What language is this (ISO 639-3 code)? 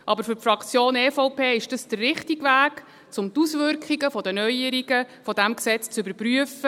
gsw